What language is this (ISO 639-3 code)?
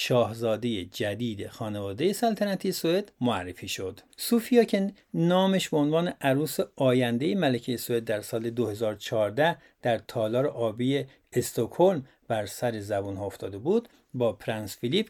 fas